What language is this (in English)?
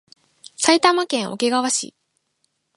Japanese